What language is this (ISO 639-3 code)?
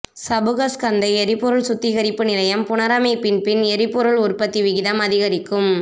tam